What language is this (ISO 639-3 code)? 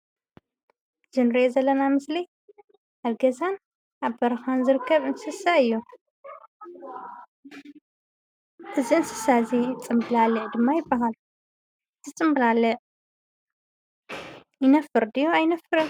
tir